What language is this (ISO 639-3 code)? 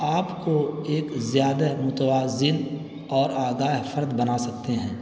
urd